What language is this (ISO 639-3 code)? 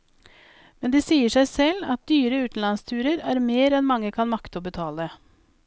nor